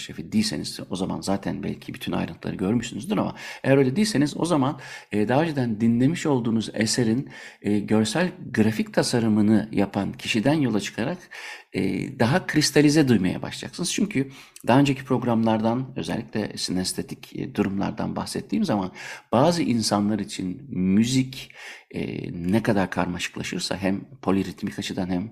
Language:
Turkish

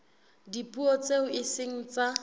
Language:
Southern Sotho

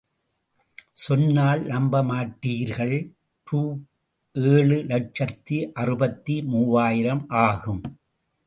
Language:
Tamil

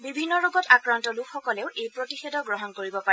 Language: Assamese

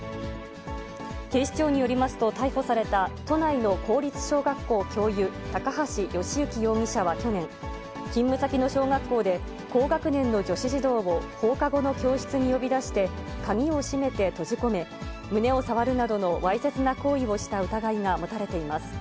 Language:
Japanese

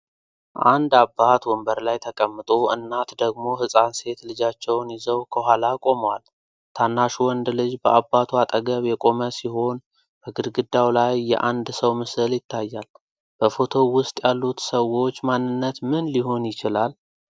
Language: Amharic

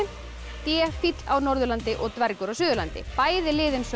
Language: Icelandic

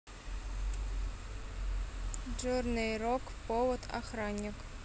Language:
Russian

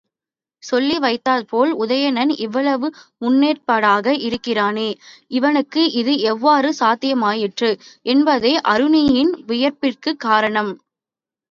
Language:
Tamil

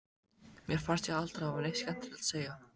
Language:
Icelandic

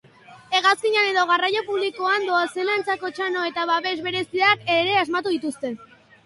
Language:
Basque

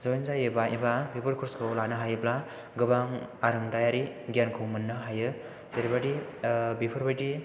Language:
Bodo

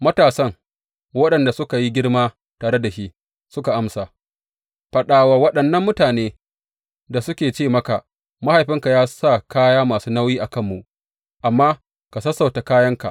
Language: Hausa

